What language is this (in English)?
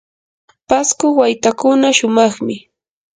Yanahuanca Pasco Quechua